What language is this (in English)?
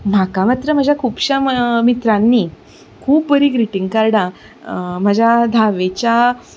Konkani